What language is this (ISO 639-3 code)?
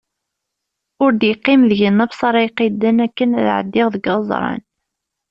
kab